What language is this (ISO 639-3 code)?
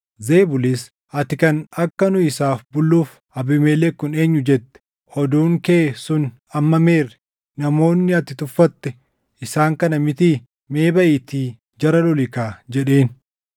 orm